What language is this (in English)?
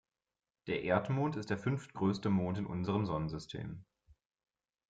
German